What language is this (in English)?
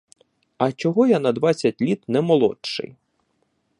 Ukrainian